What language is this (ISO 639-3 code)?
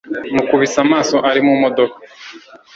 kin